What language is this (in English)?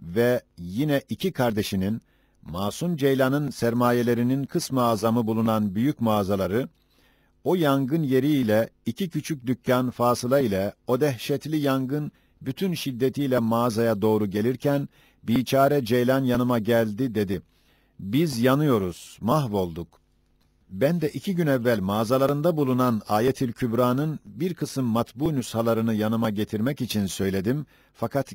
Turkish